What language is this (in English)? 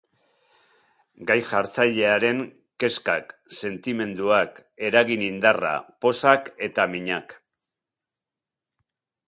Basque